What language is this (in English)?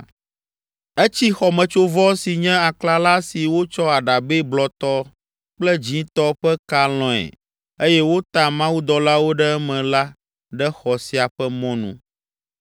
Ewe